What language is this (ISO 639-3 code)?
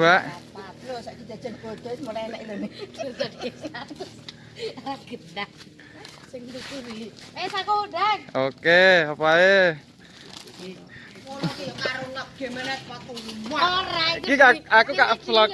ind